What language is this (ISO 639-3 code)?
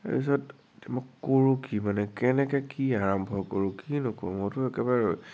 asm